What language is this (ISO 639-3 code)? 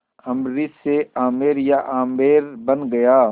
hin